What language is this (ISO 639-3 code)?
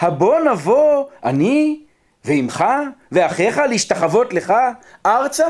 heb